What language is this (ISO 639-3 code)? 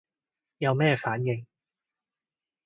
yue